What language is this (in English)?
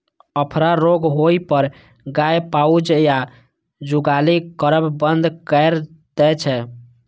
Maithili